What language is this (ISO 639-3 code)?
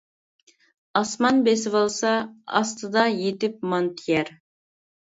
uig